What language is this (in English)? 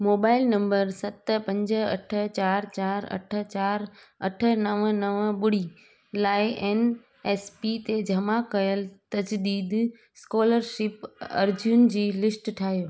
Sindhi